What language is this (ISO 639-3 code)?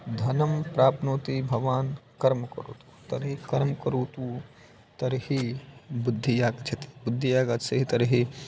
san